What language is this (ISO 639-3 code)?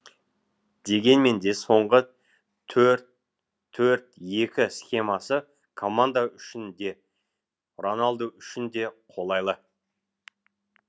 kaz